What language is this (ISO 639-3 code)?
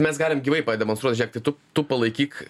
lit